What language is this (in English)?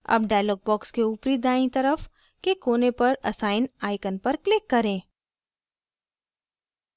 Hindi